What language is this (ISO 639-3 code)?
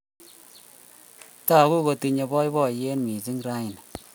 kln